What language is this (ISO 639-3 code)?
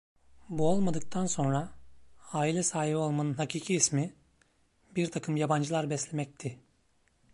tur